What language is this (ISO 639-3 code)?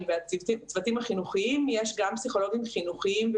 heb